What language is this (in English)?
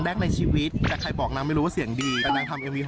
Thai